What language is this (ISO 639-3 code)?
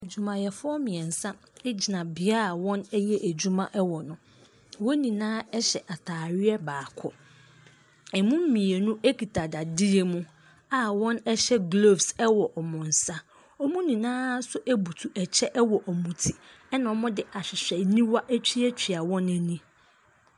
aka